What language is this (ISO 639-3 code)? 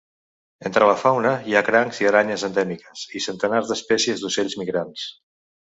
cat